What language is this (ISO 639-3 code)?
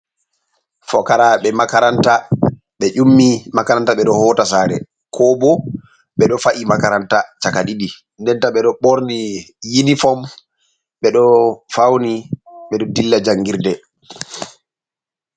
ful